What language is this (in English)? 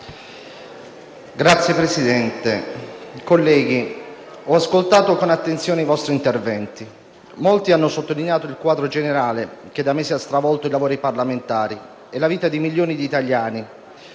Italian